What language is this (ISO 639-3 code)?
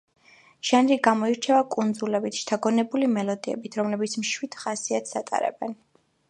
kat